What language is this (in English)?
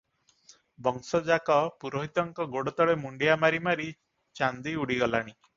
Odia